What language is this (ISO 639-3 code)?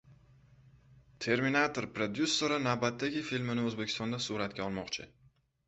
uzb